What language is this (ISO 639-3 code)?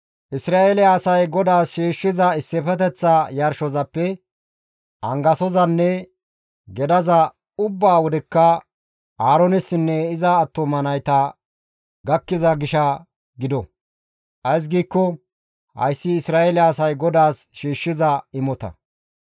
gmv